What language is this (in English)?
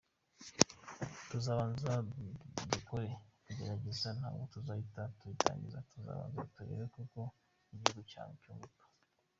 Kinyarwanda